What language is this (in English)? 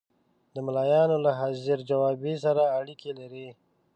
Pashto